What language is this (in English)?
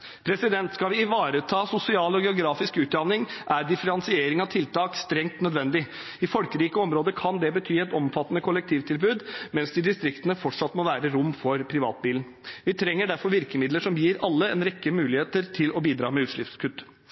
Norwegian Bokmål